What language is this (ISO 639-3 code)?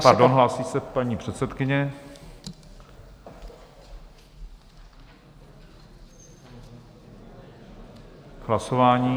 ces